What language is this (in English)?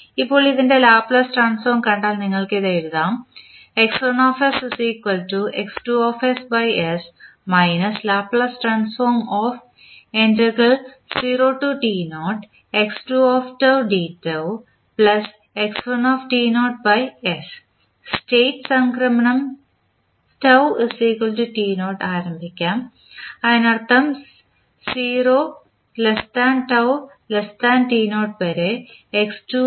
Malayalam